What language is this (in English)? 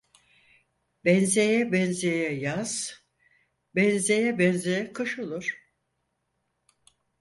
Turkish